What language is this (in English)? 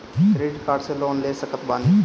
Bhojpuri